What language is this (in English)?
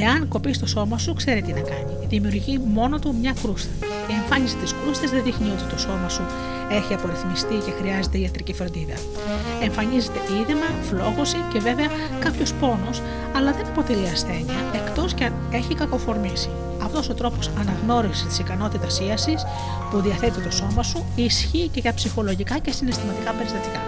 Greek